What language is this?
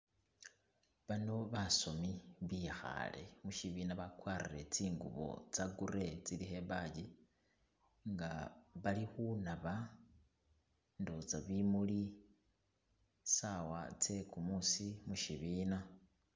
Masaaba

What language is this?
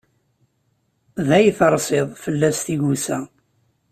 Kabyle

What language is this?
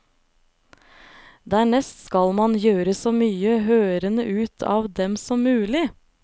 Norwegian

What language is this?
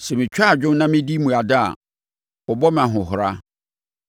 Akan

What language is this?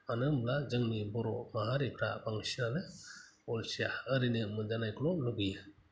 Bodo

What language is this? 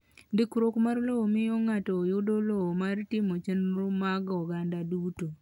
Luo (Kenya and Tanzania)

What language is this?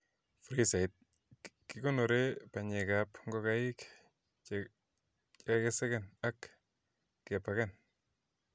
Kalenjin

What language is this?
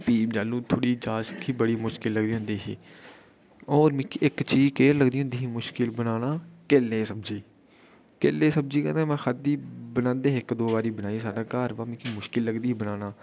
Dogri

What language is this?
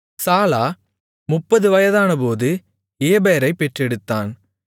Tamil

